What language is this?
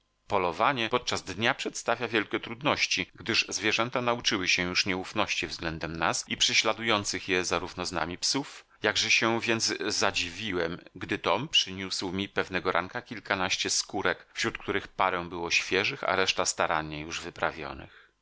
Polish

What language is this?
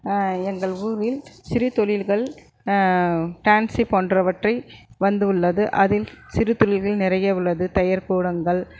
Tamil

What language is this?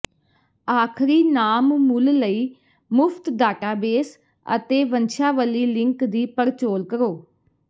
Punjabi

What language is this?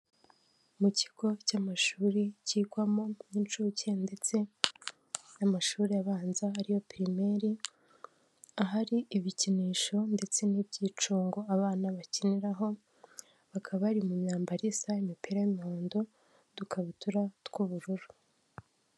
Kinyarwanda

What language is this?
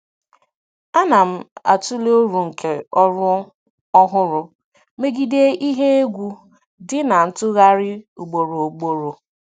Igbo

